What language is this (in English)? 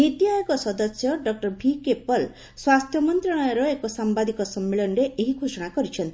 Odia